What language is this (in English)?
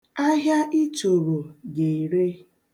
Igbo